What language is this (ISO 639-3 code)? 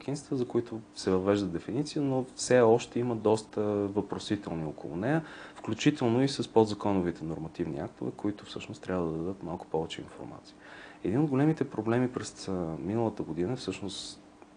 bul